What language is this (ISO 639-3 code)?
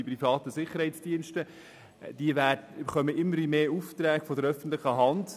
gsw